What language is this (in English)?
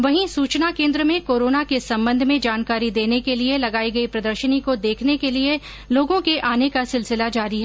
Hindi